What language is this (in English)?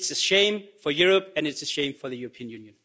English